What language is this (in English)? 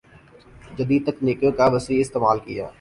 Urdu